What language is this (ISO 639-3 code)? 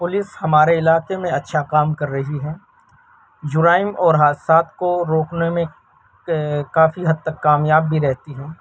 urd